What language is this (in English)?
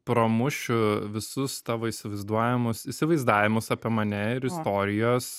Lithuanian